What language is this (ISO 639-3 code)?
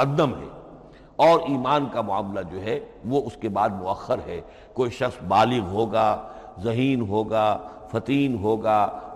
urd